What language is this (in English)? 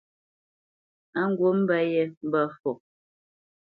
Bamenyam